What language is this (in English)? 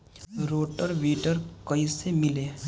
Bhojpuri